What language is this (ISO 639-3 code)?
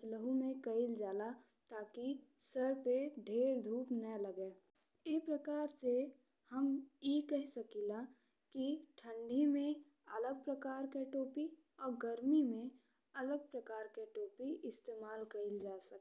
bho